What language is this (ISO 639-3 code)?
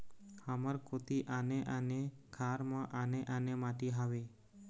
hne